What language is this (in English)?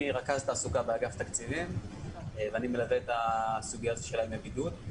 Hebrew